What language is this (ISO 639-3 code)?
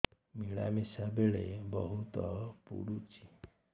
ori